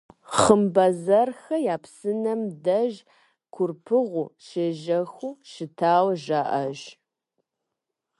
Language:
Kabardian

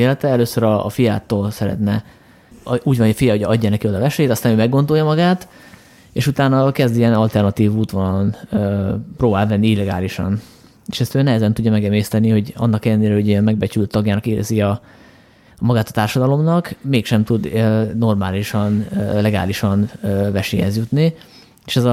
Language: Hungarian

